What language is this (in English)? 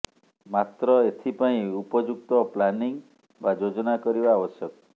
Odia